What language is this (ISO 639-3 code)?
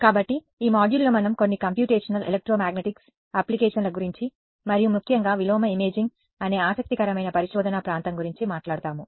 tel